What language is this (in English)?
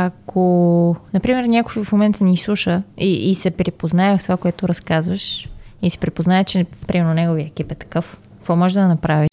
Bulgarian